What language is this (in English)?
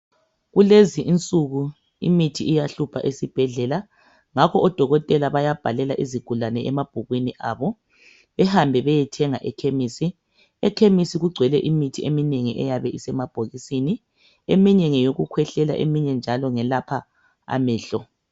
North Ndebele